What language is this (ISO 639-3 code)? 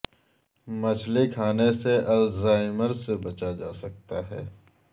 urd